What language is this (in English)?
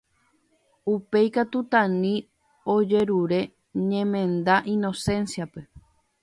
Guarani